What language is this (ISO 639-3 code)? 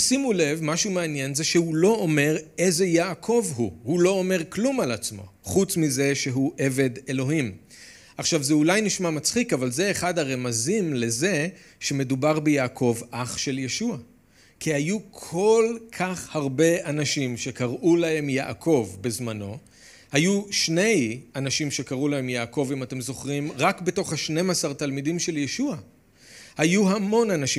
heb